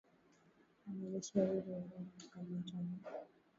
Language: Swahili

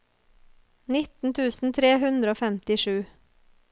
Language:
Norwegian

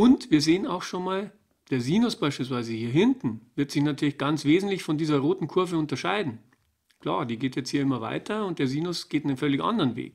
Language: German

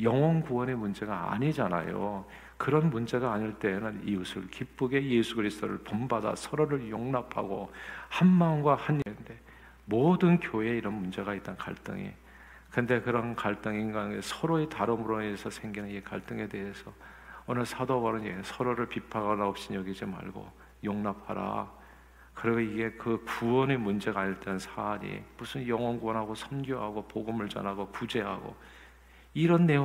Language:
Korean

